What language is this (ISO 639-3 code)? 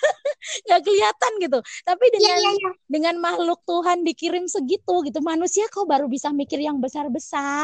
ind